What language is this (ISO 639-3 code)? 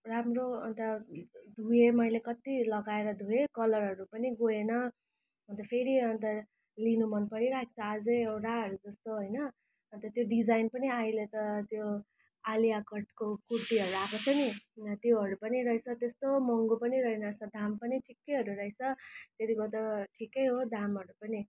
nep